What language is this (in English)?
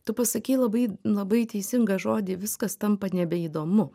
Lithuanian